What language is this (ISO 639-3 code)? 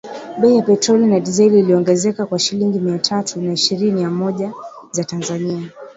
swa